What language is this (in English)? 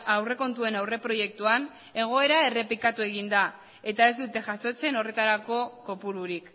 Basque